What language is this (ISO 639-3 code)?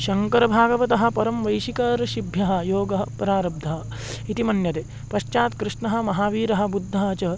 san